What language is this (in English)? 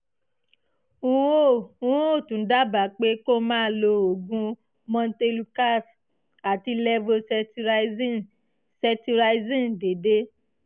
Yoruba